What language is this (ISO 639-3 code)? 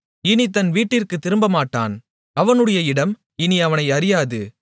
tam